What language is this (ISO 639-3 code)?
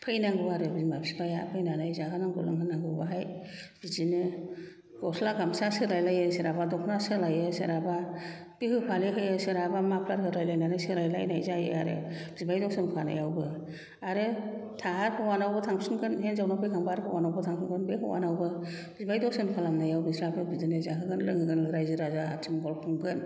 brx